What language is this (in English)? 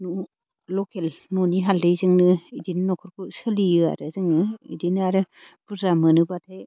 Bodo